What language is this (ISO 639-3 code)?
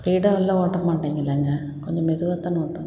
tam